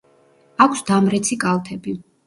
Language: Georgian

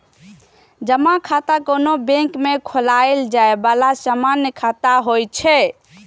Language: Maithili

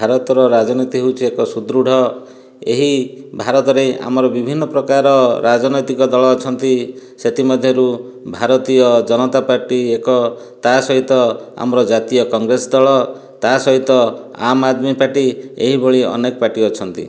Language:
Odia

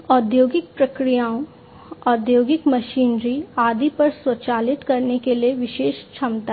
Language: Hindi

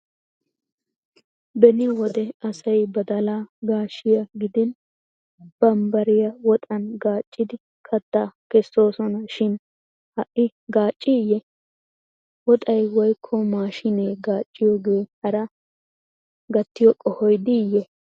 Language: Wolaytta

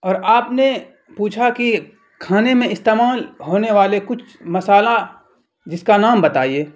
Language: Urdu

